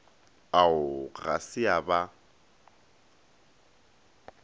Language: Northern Sotho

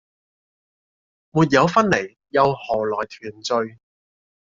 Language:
Cantonese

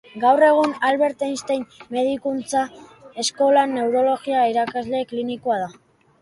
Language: Basque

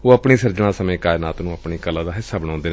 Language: Punjabi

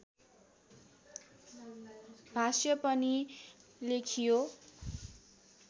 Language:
Nepali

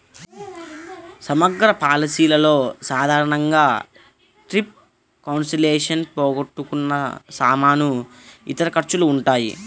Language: Telugu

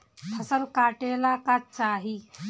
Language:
Bhojpuri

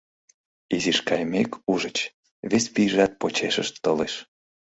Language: Mari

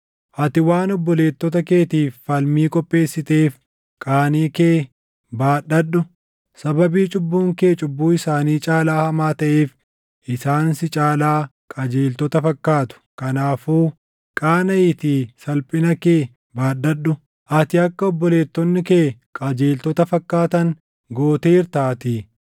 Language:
Oromo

